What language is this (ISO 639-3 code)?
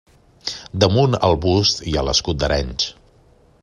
cat